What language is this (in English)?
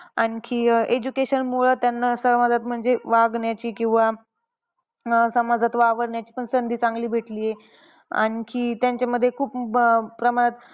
Marathi